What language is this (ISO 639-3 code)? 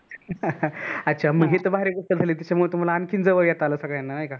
mar